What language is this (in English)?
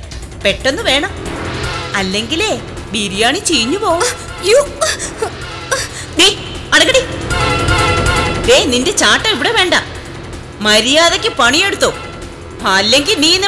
Malayalam